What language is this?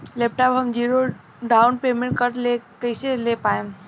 Bhojpuri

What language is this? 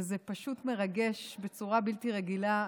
Hebrew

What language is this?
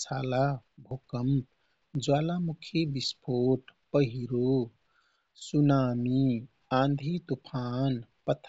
Kathoriya Tharu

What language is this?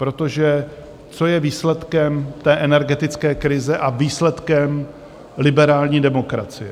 Czech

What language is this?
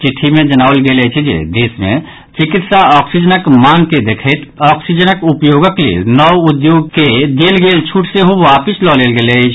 Maithili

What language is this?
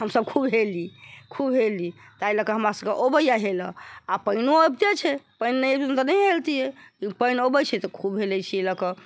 Maithili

